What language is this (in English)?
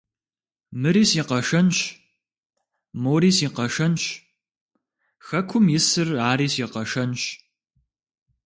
Kabardian